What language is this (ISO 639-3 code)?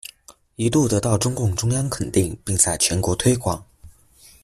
zho